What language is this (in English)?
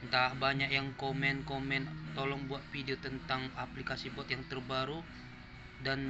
Indonesian